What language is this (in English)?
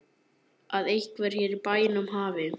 Icelandic